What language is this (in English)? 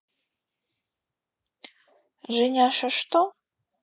Russian